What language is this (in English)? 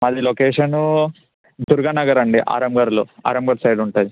Telugu